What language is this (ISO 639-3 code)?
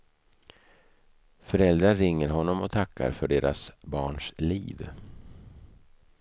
swe